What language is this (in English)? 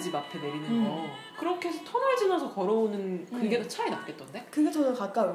Korean